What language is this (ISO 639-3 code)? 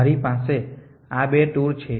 guj